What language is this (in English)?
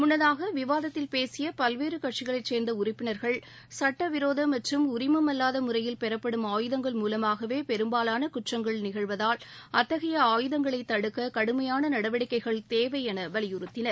Tamil